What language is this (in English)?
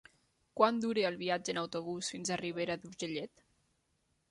Catalan